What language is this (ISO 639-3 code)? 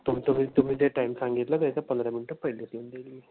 mar